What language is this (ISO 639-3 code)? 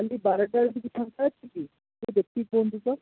ori